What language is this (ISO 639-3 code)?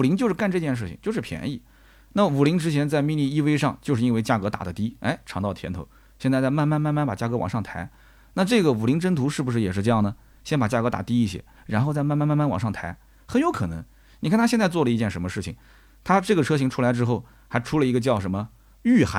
zho